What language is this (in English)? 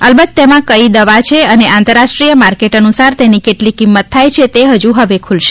Gujarati